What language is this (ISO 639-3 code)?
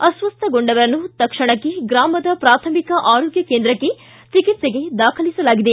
kan